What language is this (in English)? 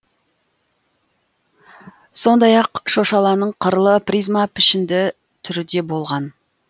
Kazakh